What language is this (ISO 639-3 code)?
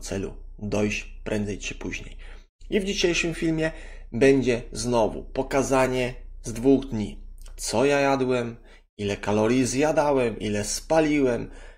pol